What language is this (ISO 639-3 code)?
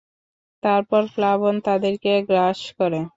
ben